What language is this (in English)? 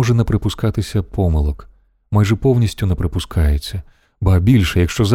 Ukrainian